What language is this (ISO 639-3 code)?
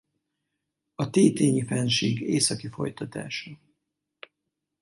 hun